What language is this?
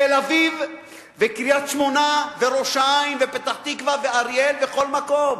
Hebrew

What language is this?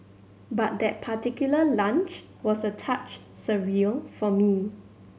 English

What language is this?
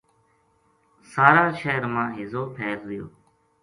Gujari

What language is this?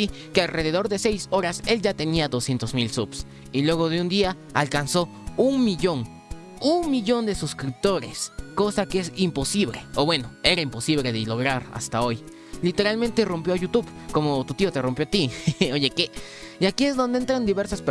Spanish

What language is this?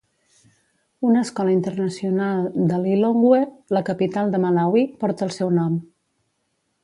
Catalan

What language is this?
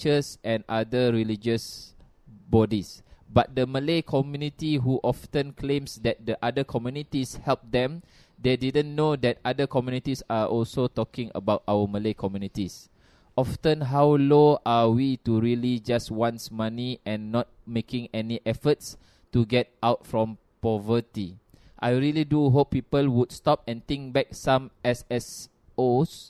Malay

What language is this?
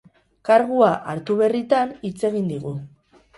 Basque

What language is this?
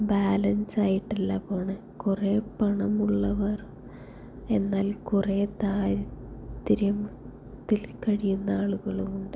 Malayalam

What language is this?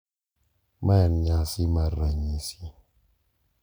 Luo (Kenya and Tanzania)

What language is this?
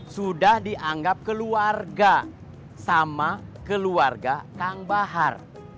Indonesian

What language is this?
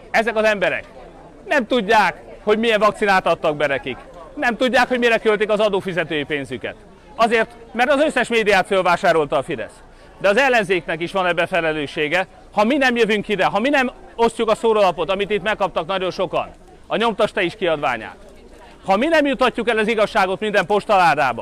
Hungarian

